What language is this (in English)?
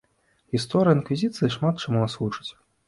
Belarusian